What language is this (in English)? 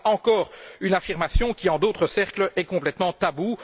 French